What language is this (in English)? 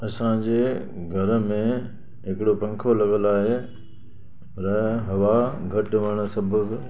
Sindhi